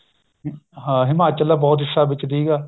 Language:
Punjabi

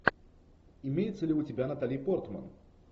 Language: Russian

